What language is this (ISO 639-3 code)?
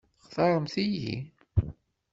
kab